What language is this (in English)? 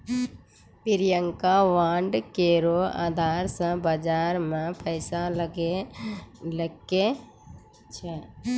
Maithili